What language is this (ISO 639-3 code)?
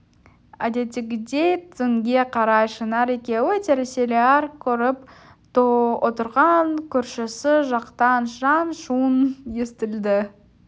kaz